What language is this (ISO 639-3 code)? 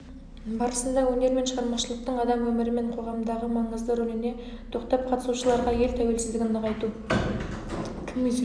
kaz